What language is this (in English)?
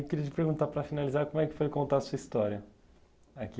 Portuguese